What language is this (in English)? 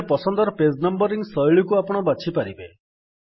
Odia